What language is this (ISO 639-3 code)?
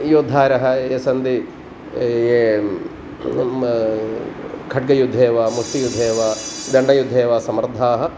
san